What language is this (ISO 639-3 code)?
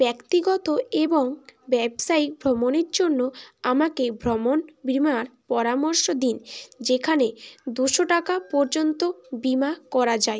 ben